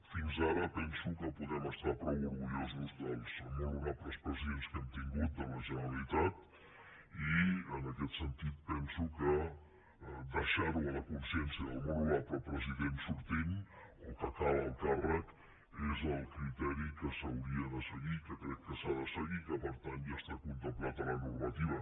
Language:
Catalan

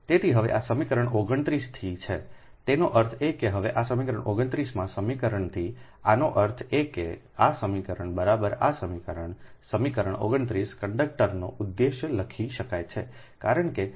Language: Gujarati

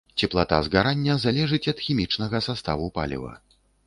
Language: Belarusian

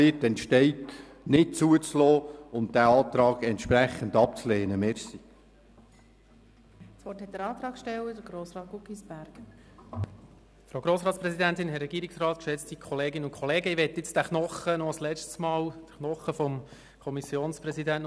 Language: Swiss German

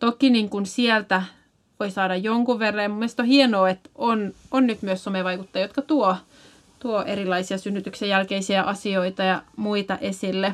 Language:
Finnish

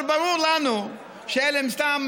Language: Hebrew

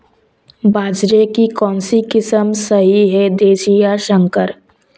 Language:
Hindi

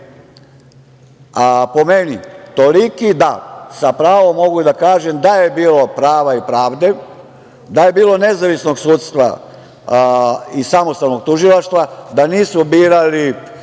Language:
Serbian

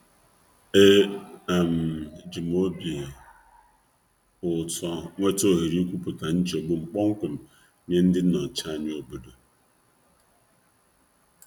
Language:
Igbo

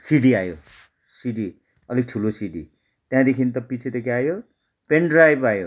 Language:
Nepali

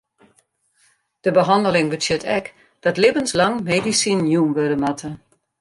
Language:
Western Frisian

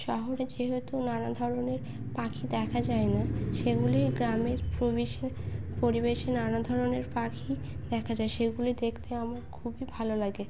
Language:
Bangla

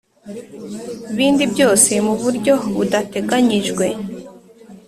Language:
Kinyarwanda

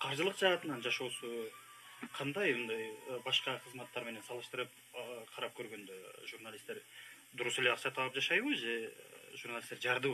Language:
Turkish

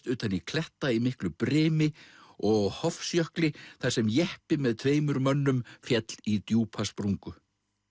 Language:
Icelandic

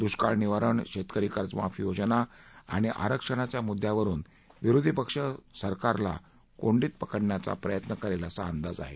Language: Marathi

